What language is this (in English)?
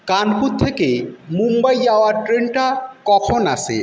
Bangla